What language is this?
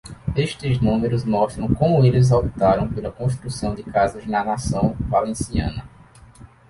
Portuguese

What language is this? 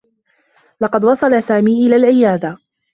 Arabic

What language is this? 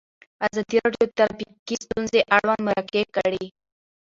Pashto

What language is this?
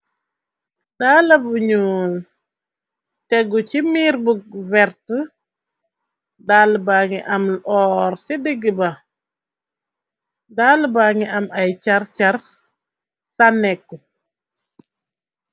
Wolof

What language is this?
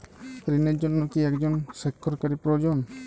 Bangla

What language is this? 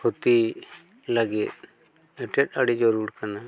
Santali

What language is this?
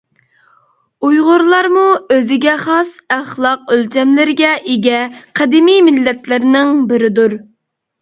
Uyghur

